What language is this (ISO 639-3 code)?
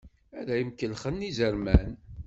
kab